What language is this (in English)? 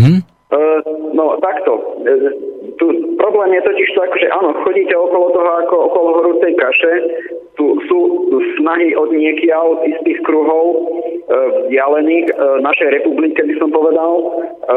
Slovak